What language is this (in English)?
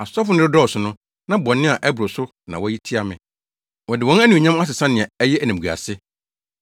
Akan